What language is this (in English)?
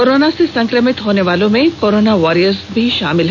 Hindi